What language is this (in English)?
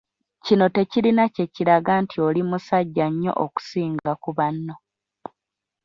Ganda